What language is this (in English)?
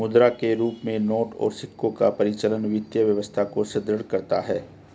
Hindi